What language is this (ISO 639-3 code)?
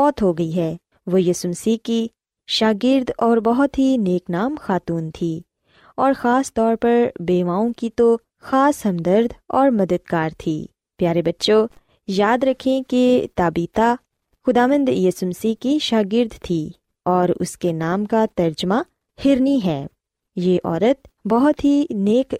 urd